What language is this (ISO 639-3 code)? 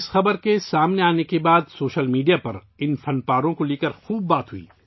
urd